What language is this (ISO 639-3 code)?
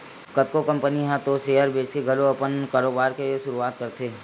hne